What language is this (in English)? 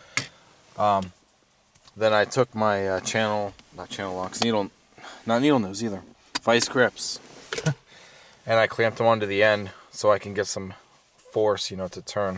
English